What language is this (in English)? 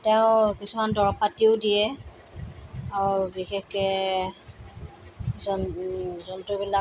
Assamese